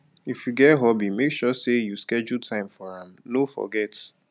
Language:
Nigerian Pidgin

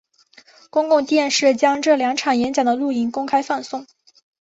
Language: Chinese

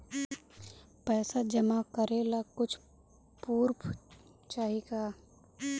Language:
Bhojpuri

